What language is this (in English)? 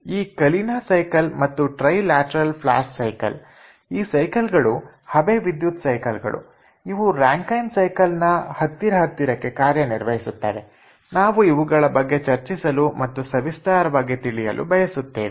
Kannada